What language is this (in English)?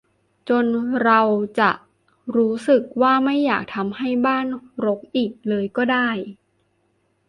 Thai